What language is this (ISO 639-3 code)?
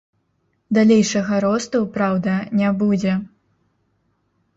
bel